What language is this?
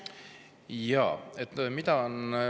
Estonian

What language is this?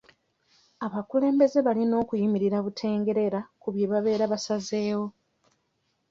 Ganda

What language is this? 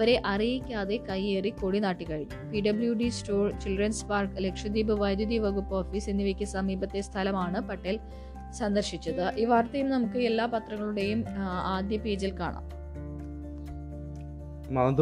Malayalam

